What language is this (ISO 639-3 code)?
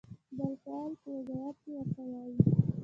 pus